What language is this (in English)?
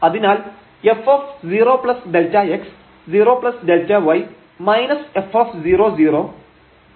Malayalam